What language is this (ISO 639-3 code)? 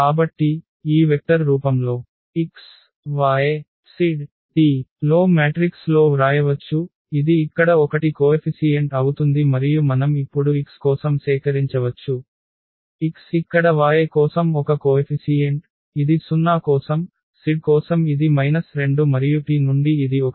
tel